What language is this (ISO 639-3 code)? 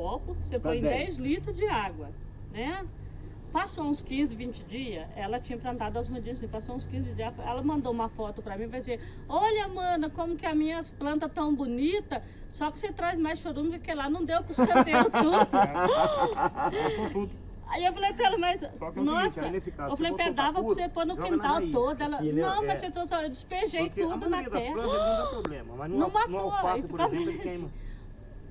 por